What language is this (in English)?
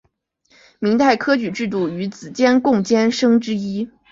Chinese